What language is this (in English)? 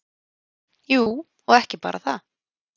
Icelandic